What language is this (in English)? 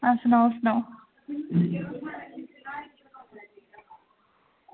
Dogri